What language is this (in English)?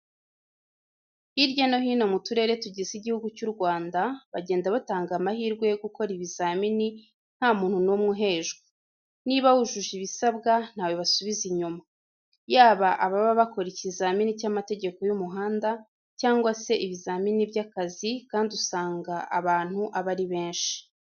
Kinyarwanda